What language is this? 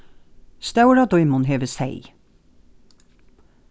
Faroese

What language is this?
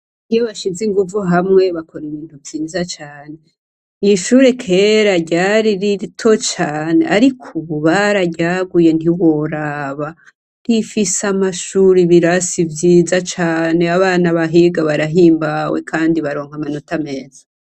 Rundi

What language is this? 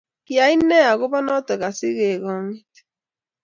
Kalenjin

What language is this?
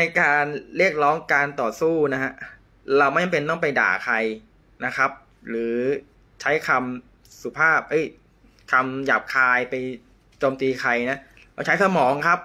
Thai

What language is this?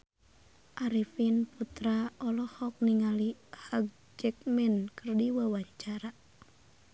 Sundanese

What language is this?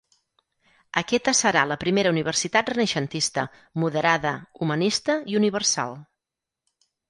Catalan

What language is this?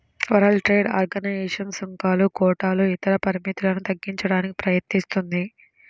Telugu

